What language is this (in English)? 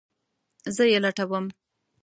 Pashto